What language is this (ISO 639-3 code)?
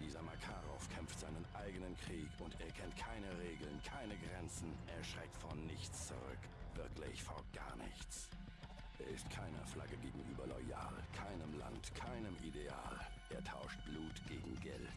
deu